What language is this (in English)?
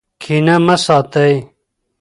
Pashto